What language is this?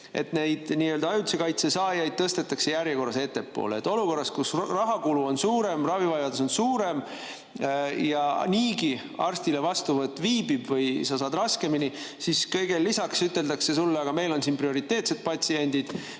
Estonian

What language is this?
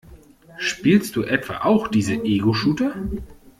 German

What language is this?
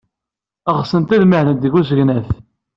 Kabyle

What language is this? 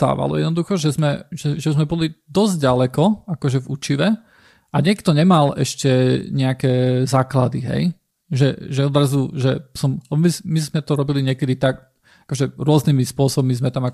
Slovak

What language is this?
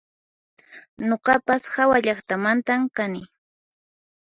Puno Quechua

